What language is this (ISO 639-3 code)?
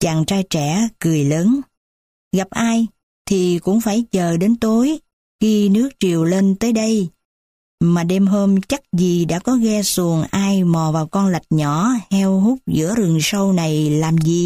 vie